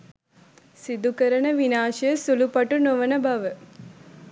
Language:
Sinhala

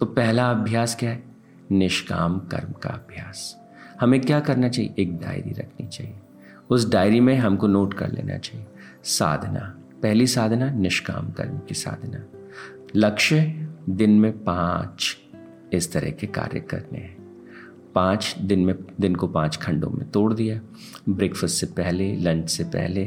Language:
Hindi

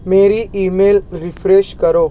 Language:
Urdu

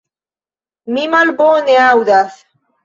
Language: Esperanto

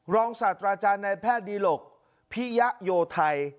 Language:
Thai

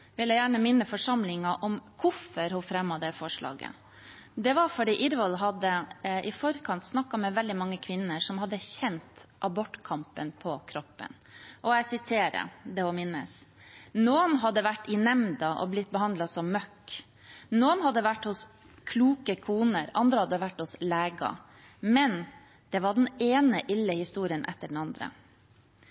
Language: Norwegian Bokmål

